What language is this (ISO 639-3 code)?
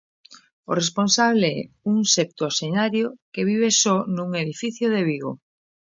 glg